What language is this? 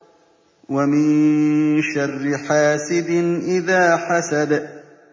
Arabic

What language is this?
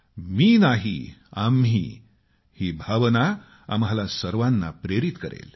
Marathi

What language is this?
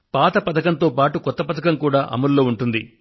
Telugu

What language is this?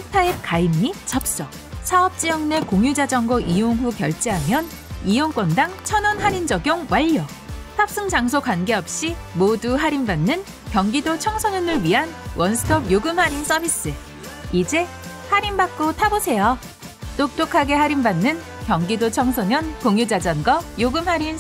Korean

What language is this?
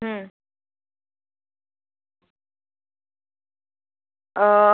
Gujarati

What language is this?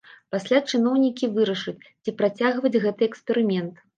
Belarusian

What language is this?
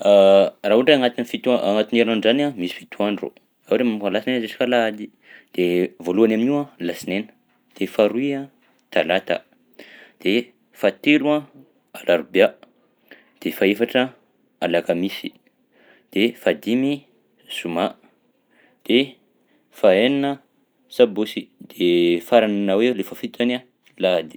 Southern Betsimisaraka Malagasy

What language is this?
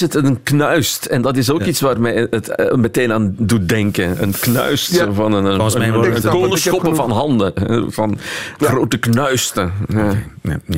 Dutch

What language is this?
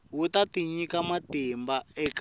Tsonga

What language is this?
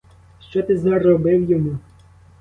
Ukrainian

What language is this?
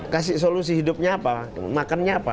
Indonesian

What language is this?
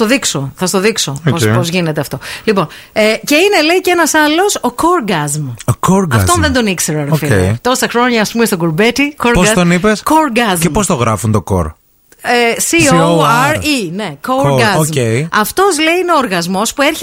Greek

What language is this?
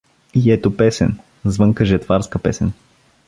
Bulgarian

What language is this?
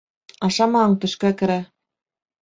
Bashkir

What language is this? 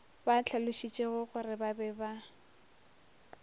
Northern Sotho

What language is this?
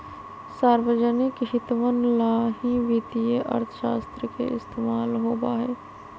Magahi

